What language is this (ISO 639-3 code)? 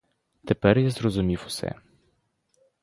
ukr